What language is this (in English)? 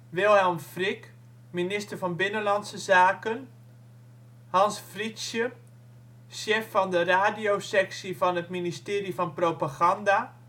Dutch